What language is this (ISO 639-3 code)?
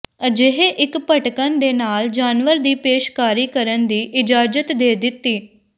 pan